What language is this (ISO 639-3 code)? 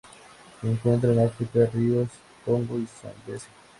spa